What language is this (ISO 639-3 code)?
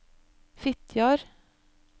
nor